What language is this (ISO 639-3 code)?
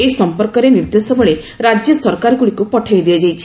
ori